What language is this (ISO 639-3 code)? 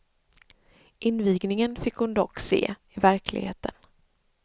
swe